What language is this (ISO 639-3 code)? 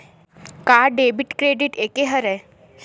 hne